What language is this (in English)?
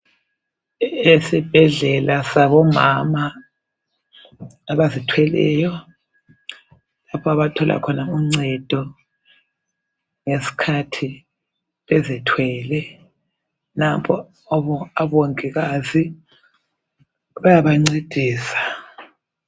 North Ndebele